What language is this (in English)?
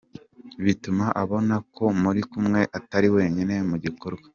Kinyarwanda